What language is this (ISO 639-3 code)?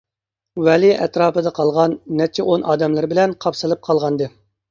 uig